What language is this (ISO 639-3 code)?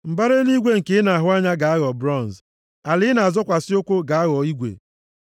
ibo